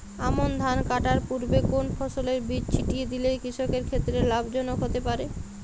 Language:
Bangla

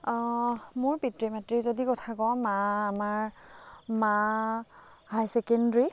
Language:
Assamese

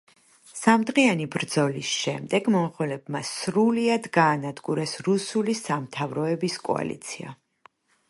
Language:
Georgian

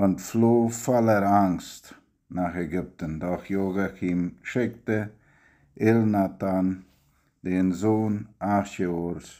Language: German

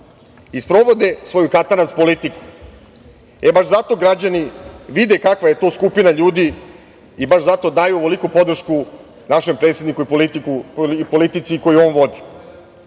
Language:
Serbian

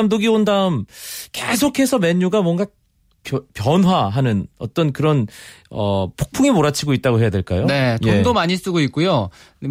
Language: Korean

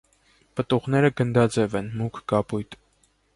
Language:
Armenian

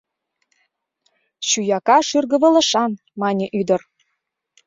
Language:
Mari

